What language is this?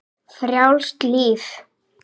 Icelandic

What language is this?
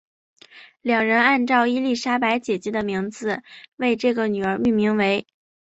Chinese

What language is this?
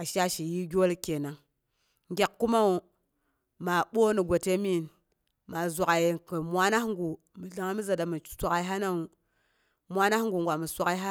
Boghom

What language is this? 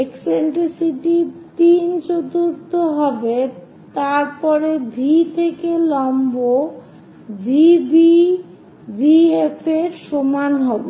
Bangla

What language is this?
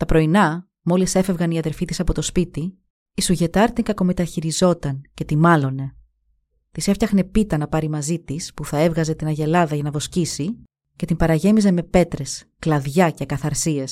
Greek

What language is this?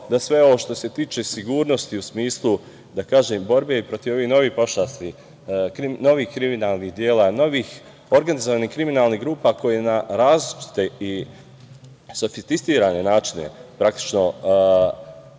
Serbian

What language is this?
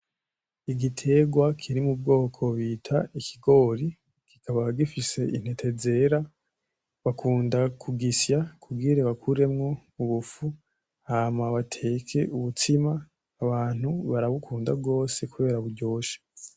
Rundi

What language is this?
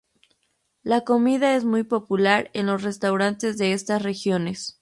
Spanish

